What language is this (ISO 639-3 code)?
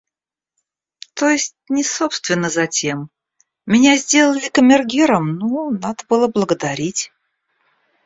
rus